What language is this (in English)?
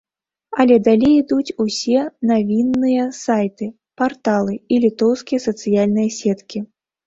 Belarusian